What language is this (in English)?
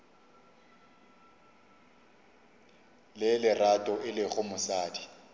Northern Sotho